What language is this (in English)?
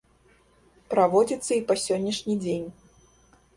Belarusian